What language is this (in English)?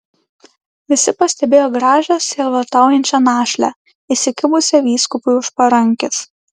Lithuanian